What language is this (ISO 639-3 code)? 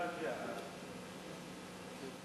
heb